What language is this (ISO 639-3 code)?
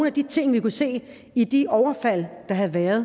dan